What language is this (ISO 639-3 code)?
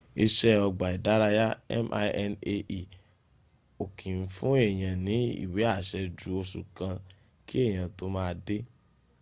yor